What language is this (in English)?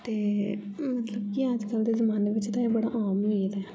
Dogri